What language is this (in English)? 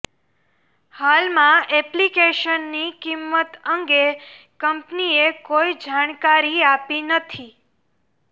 Gujarati